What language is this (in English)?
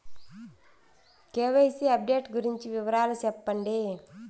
Telugu